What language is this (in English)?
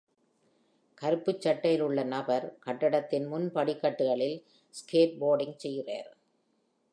Tamil